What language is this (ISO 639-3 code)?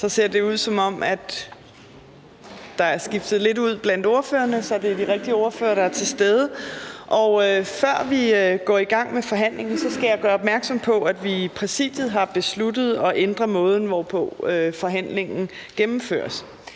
dan